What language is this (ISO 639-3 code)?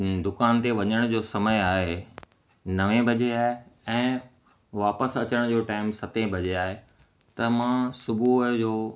snd